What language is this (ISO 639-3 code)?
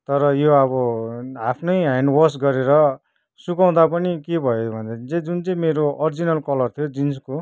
nep